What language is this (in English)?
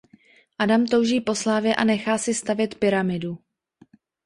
Czech